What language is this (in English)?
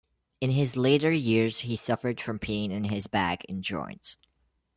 English